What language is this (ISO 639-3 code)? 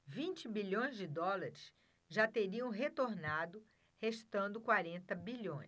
por